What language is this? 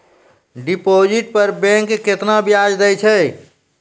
Maithili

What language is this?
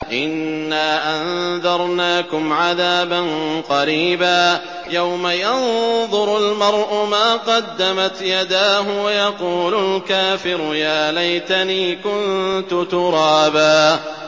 Arabic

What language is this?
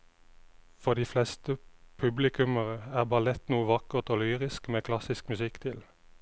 Norwegian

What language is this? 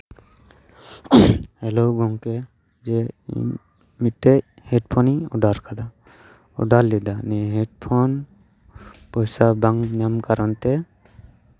Santali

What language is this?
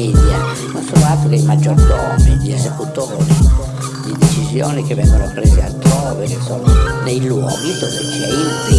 Italian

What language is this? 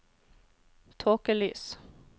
Norwegian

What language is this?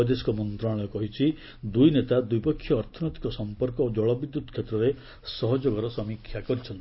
Odia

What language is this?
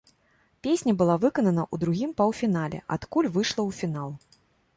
Belarusian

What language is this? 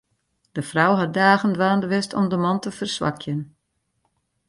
Western Frisian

